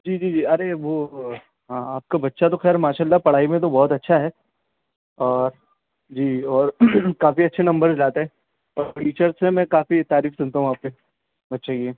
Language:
Urdu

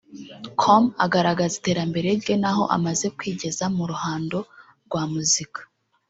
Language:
Kinyarwanda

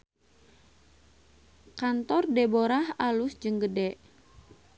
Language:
Sundanese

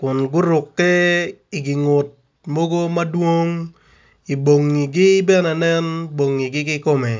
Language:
Acoli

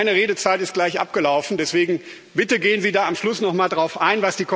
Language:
German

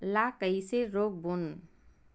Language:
Chhattisgarhi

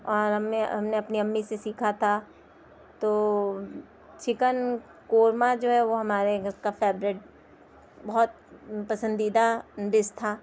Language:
Urdu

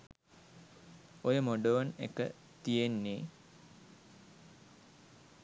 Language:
Sinhala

